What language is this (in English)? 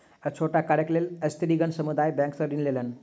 Maithili